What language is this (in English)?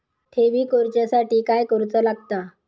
Marathi